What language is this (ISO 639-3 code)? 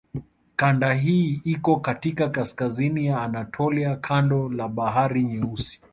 swa